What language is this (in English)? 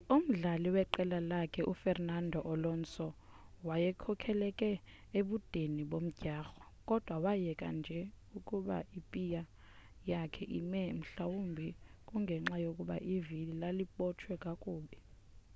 Xhosa